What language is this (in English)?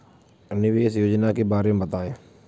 Hindi